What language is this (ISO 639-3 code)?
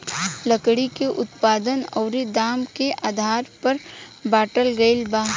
bho